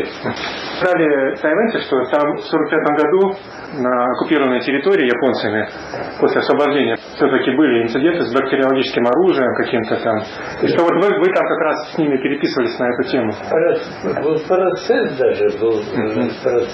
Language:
Russian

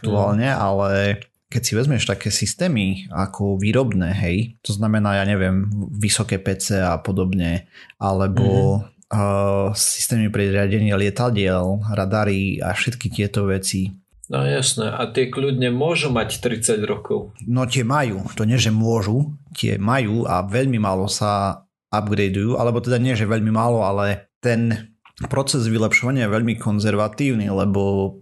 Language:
Slovak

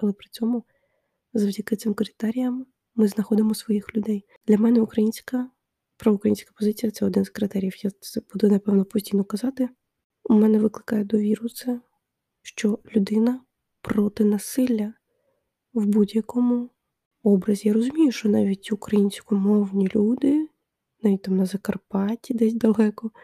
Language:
Ukrainian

